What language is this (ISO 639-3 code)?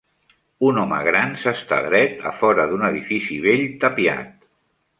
cat